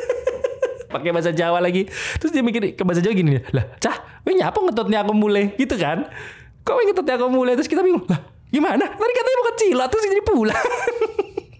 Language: Indonesian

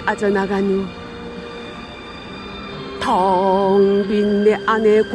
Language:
Korean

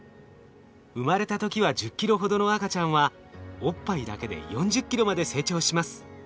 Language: Japanese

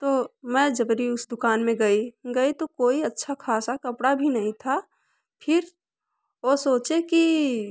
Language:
Hindi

